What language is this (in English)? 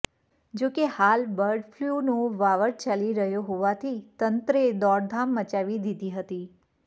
Gujarati